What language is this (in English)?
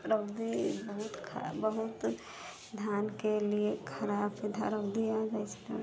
Maithili